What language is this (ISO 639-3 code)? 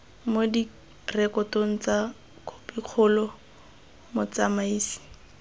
tsn